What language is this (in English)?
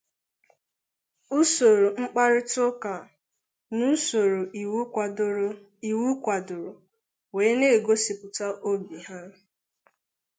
Igbo